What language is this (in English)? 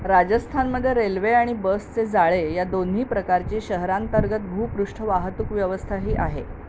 Marathi